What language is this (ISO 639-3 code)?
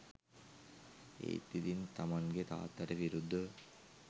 sin